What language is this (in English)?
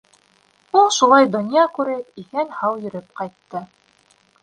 Bashkir